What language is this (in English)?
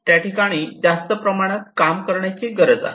Marathi